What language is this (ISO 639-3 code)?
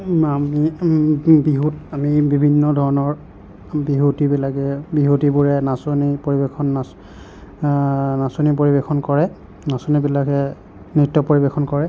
asm